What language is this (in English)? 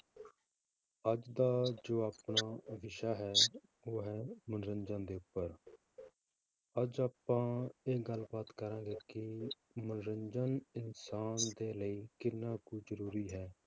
Punjabi